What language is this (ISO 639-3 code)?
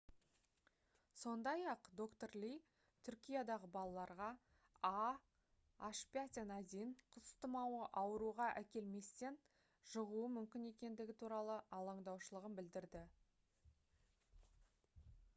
kaz